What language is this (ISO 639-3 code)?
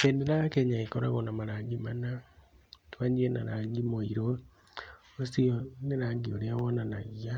kik